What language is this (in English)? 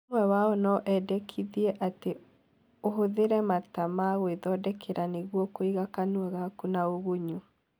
Kikuyu